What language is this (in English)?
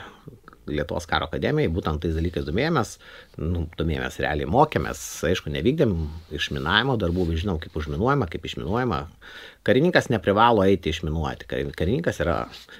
Lithuanian